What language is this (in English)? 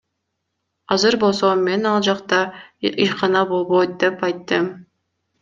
Kyrgyz